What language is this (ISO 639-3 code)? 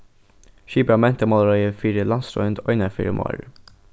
fao